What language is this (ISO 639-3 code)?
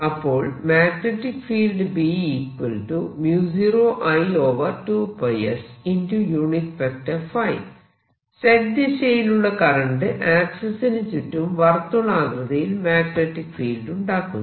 mal